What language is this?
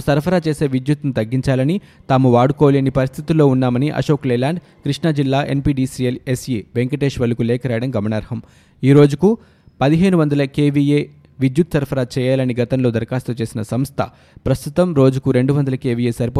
Telugu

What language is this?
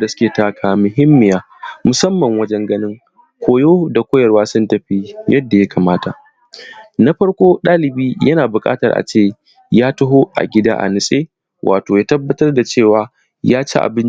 Hausa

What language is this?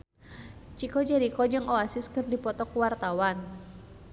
Sundanese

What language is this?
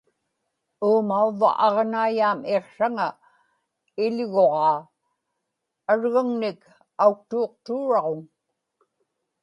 Inupiaq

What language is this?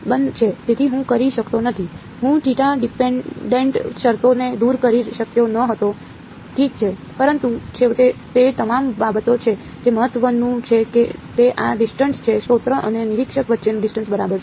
Gujarati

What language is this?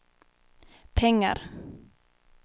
Swedish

